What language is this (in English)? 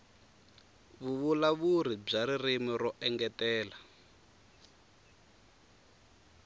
Tsonga